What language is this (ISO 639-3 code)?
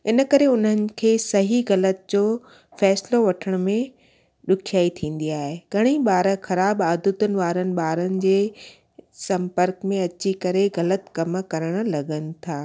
snd